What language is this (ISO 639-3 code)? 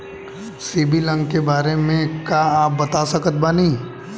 bho